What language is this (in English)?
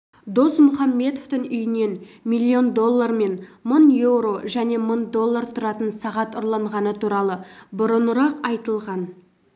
Kazakh